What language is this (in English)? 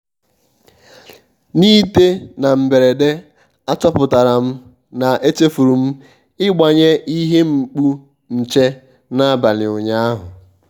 Igbo